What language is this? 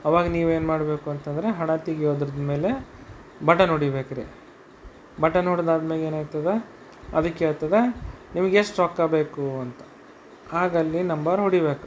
Kannada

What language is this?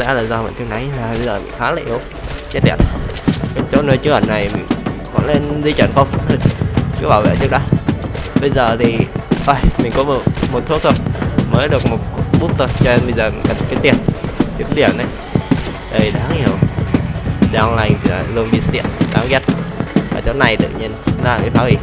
Vietnamese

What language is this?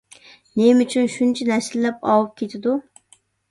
Uyghur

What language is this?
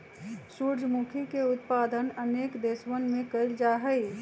Magahi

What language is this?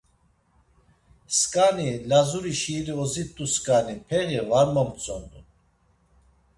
Laz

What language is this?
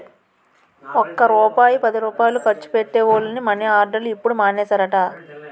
Telugu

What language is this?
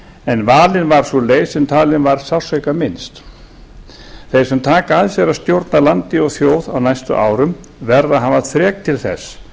Icelandic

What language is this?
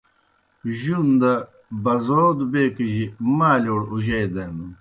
Kohistani Shina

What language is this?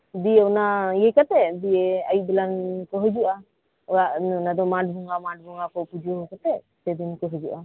Santali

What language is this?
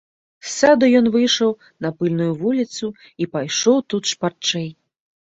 Belarusian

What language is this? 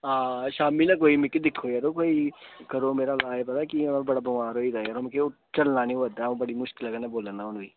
Dogri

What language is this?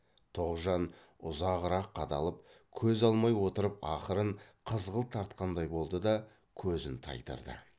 Kazakh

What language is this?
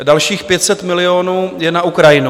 Czech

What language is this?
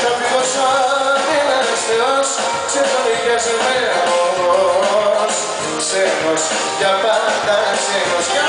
Greek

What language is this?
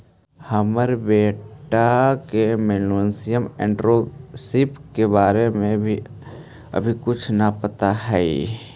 Magahi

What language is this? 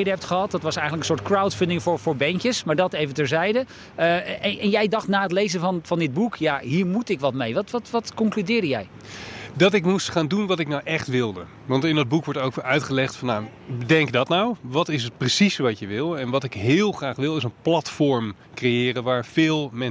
Dutch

